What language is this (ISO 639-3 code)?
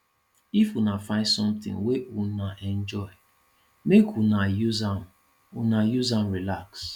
pcm